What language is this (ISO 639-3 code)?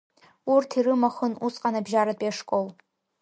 abk